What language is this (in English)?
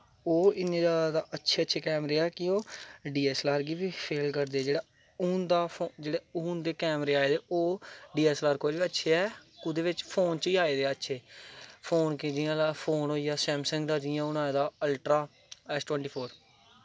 Dogri